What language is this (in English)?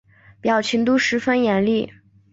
Chinese